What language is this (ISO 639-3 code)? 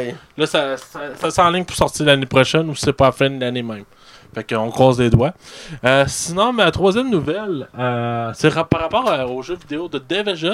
fra